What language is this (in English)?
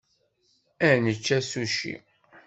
Kabyle